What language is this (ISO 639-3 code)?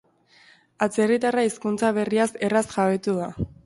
eus